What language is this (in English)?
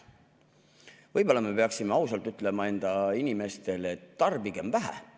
Estonian